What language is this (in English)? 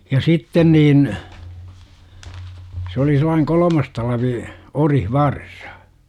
Finnish